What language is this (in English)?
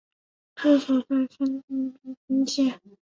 Chinese